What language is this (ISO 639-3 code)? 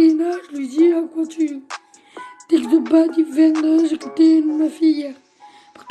fra